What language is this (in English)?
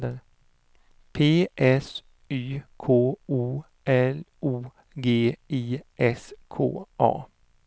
Swedish